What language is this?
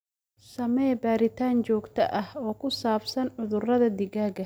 Somali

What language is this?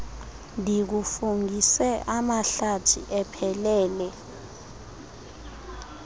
Xhosa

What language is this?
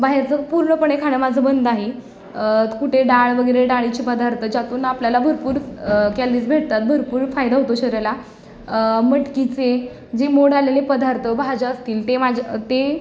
Marathi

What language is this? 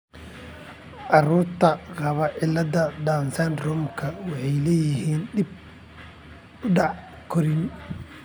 Somali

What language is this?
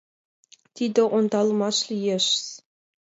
Mari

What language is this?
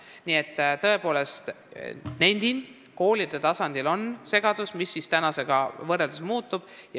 Estonian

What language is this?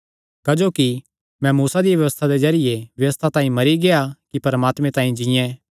Kangri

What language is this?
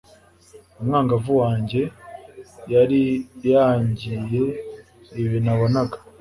Kinyarwanda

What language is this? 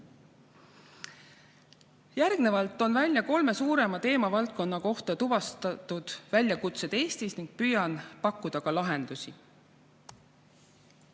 Estonian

